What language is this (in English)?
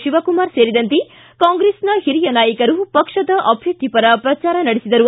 Kannada